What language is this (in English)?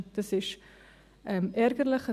Swiss German